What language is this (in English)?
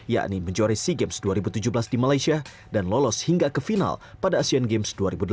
Indonesian